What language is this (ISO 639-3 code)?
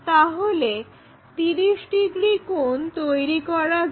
ben